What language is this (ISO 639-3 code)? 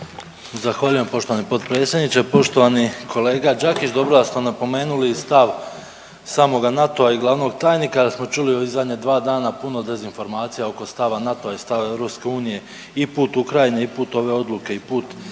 hrv